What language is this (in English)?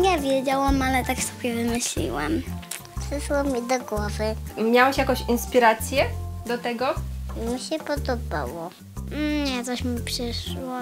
Polish